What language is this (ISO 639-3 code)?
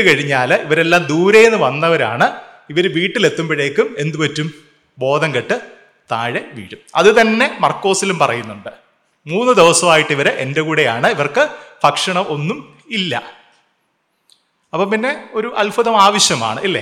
mal